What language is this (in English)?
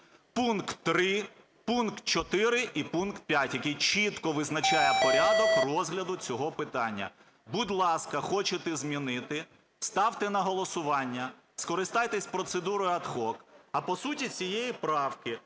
Ukrainian